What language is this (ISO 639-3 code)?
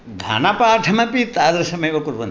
san